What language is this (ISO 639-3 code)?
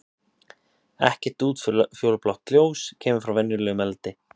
isl